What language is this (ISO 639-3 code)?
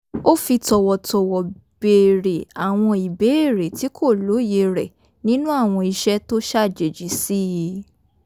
yor